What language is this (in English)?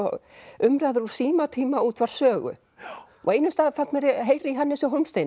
Icelandic